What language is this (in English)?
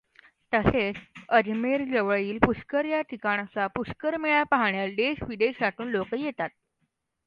Marathi